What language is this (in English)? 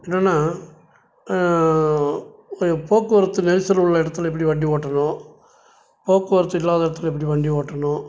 Tamil